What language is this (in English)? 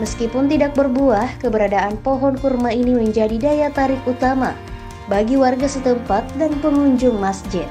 Indonesian